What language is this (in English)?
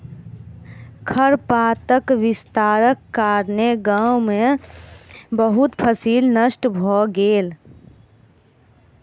Maithili